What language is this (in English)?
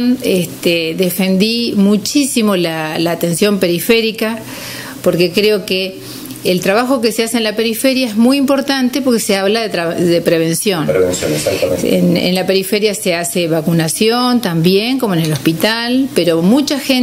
Spanish